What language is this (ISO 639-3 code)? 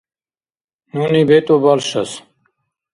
dar